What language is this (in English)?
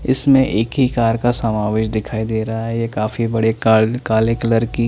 Hindi